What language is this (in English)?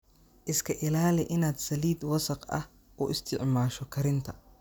Somali